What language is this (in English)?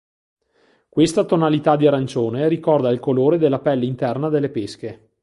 Italian